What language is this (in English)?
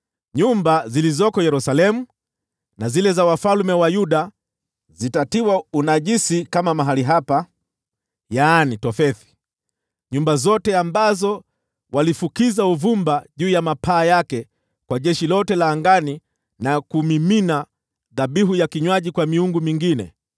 Swahili